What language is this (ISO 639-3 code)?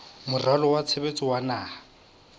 sot